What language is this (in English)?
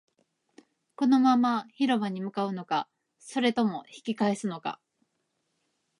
Japanese